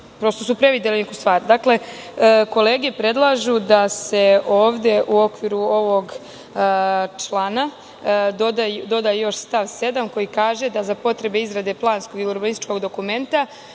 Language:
Serbian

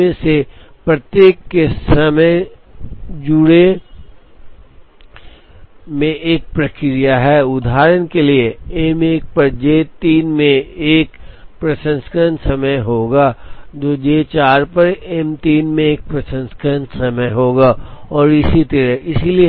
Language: Hindi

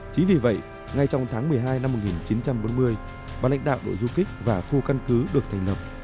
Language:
Vietnamese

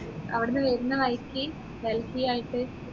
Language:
Malayalam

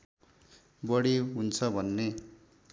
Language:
Nepali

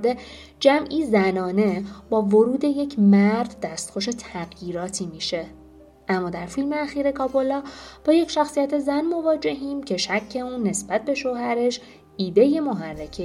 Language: Persian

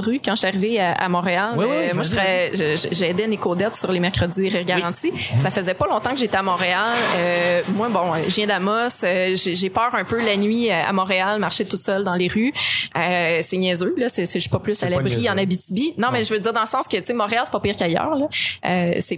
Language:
French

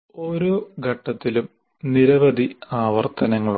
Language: Malayalam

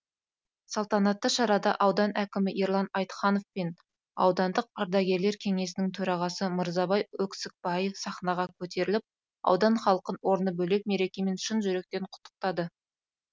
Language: Kazakh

